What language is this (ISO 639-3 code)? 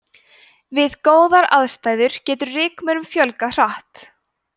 isl